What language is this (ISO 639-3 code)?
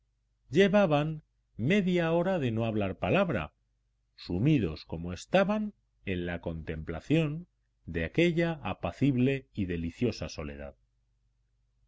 spa